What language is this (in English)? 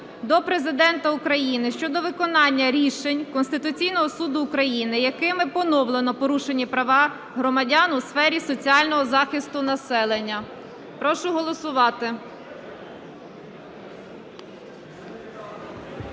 Ukrainian